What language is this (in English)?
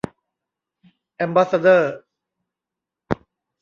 Thai